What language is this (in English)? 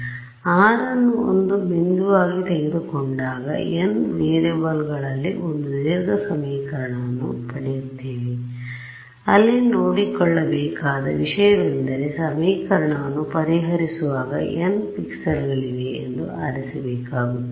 Kannada